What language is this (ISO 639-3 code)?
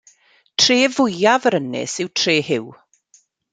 cym